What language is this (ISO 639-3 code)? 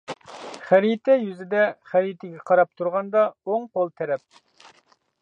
uig